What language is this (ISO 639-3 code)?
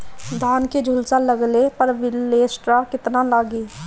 bho